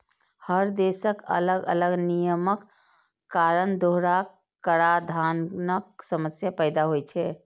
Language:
Maithili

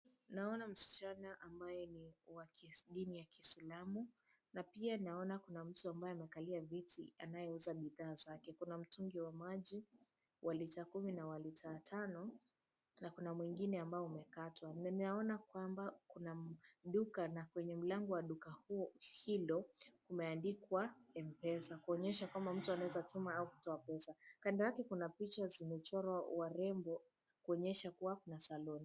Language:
Swahili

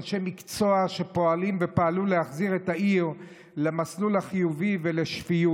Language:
Hebrew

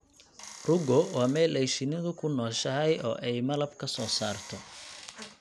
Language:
Somali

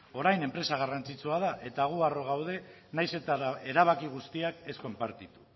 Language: Basque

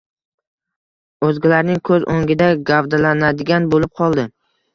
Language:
Uzbek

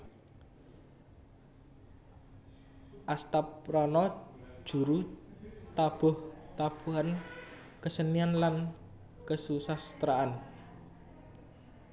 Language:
Javanese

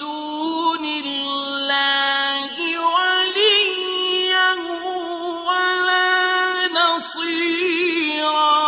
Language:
Arabic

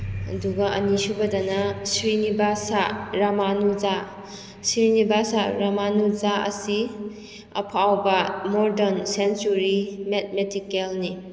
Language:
Manipuri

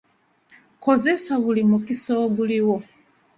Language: Ganda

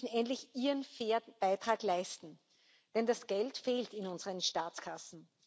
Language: German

